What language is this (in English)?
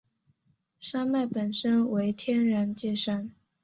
Chinese